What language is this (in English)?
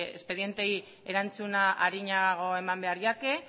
Basque